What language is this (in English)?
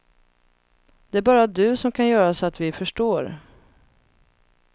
Swedish